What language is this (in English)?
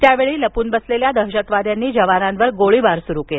Marathi